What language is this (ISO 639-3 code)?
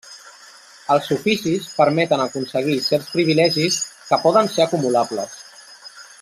cat